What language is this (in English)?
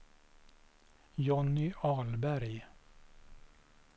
Swedish